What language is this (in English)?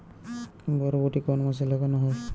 Bangla